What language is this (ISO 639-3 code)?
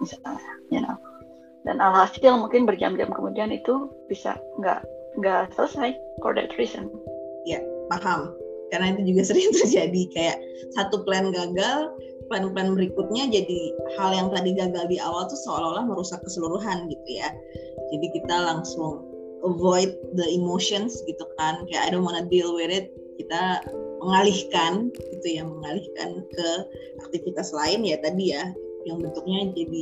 ind